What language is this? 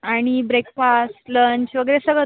Marathi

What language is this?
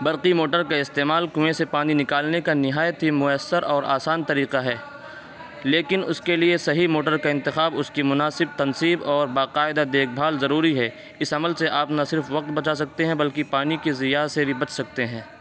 Urdu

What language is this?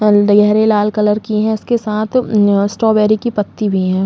Hindi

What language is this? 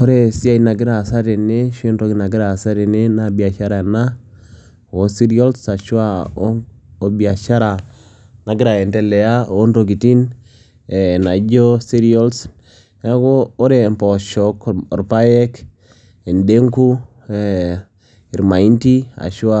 Masai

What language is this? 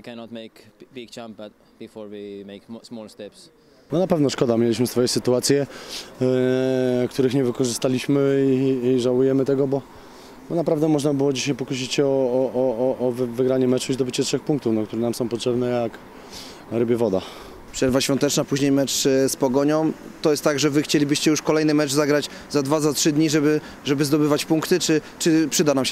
Polish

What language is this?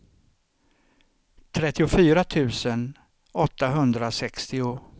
Swedish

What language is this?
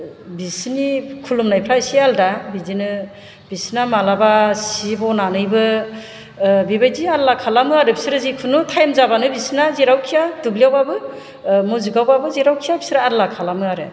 Bodo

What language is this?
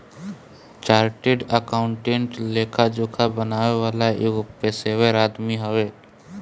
Bhojpuri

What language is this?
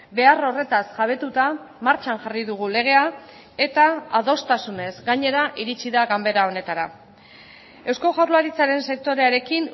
Basque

